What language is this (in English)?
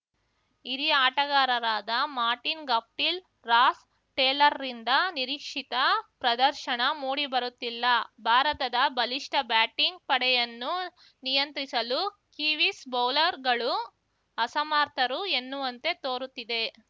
Kannada